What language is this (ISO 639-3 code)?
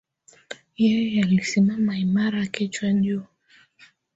swa